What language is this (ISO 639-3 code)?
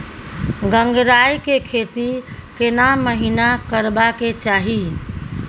mai